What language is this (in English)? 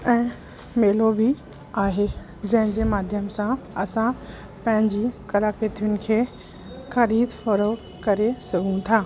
Sindhi